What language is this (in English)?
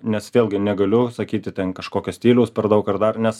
Lithuanian